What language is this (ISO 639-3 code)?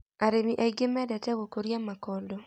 kik